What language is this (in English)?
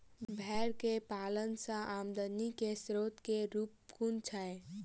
Maithili